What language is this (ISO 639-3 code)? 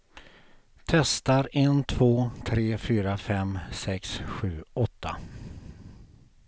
swe